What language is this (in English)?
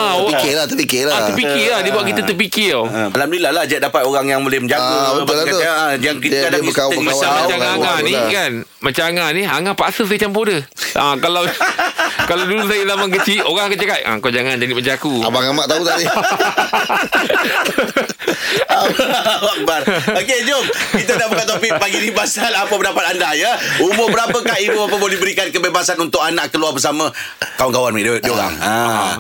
Malay